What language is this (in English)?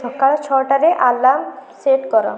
Odia